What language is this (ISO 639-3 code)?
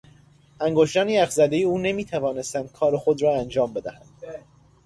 fas